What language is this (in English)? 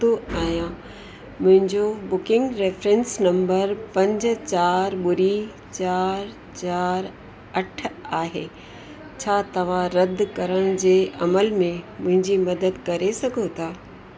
Sindhi